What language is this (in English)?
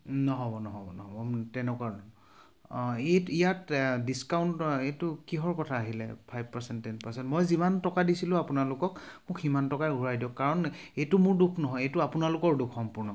Assamese